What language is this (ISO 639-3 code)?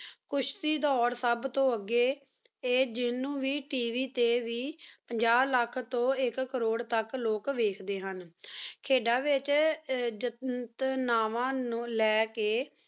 pan